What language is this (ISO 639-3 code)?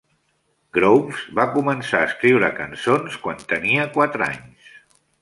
cat